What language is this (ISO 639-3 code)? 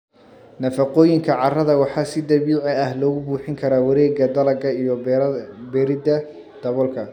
som